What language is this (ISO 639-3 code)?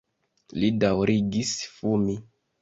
epo